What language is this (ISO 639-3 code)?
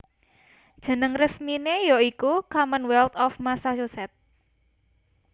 jav